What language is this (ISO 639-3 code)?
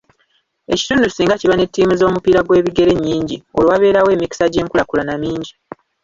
lug